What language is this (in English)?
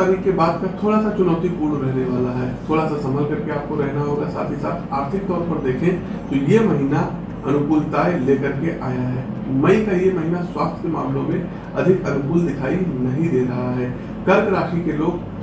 Hindi